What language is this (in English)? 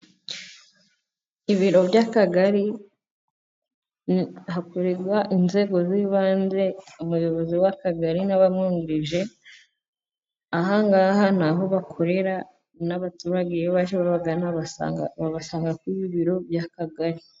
Kinyarwanda